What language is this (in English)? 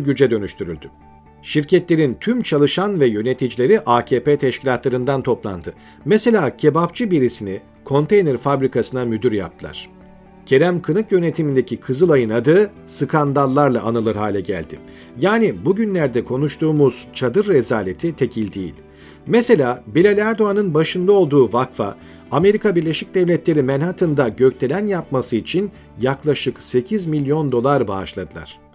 Turkish